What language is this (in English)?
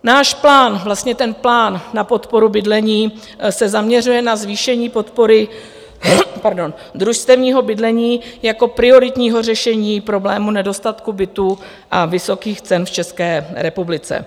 Czech